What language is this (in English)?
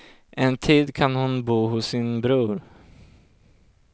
Swedish